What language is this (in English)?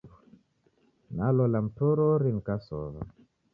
Taita